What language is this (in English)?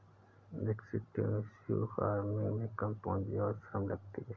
Hindi